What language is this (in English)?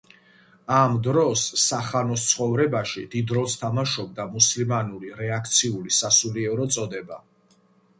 Georgian